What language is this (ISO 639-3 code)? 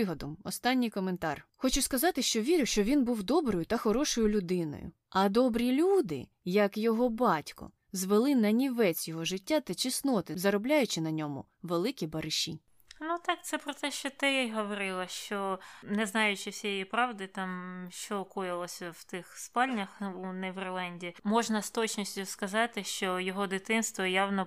ukr